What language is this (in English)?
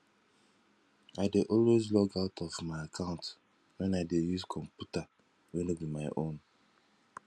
Nigerian Pidgin